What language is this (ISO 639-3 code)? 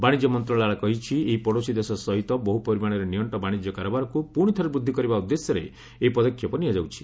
ori